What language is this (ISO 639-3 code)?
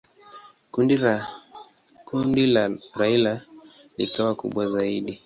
swa